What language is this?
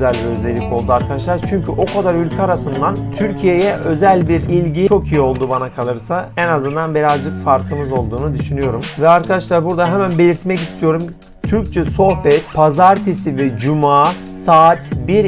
Turkish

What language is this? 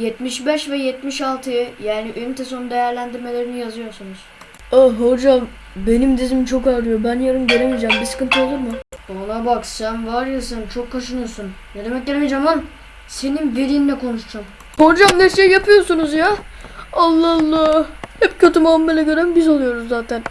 Turkish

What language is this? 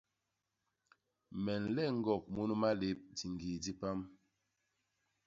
Basaa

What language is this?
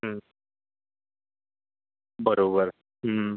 Marathi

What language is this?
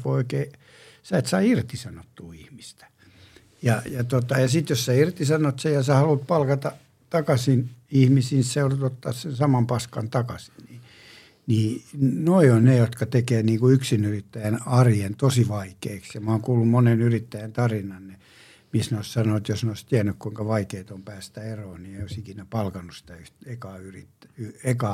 Finnish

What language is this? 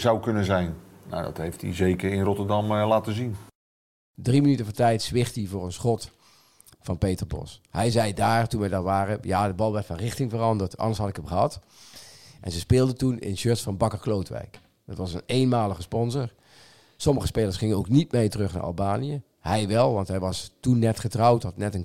Dutch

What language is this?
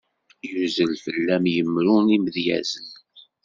Kabyle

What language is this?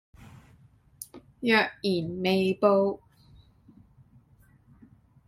Cantonese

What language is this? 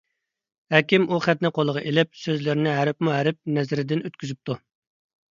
Uyghur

